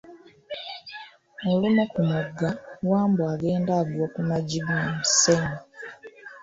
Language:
Ganda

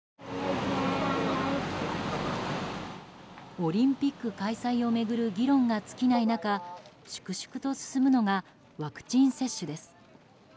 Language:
Japanese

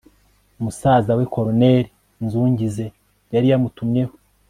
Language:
Kinyarwanda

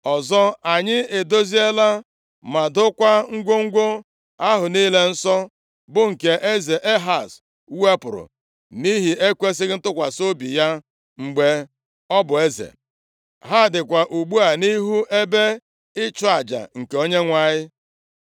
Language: Igbo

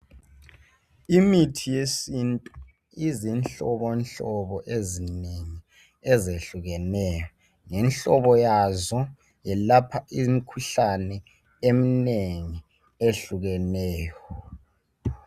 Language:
North Ndebele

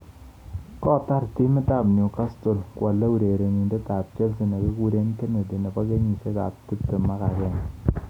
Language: Kalenjin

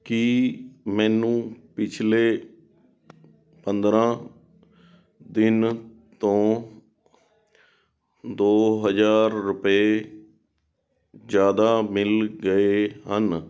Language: Punjabi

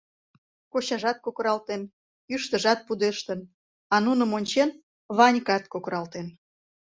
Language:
Mari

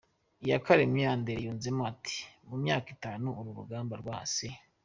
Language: Kinyarwanda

